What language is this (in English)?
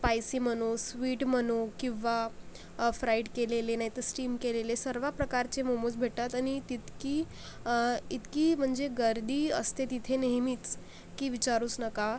Marathi